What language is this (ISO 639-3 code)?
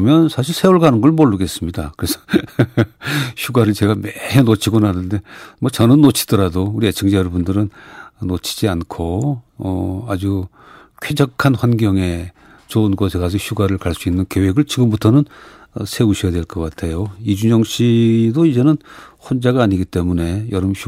kor